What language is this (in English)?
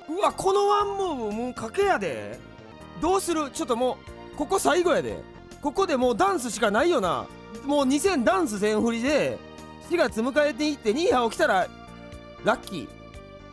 Japanese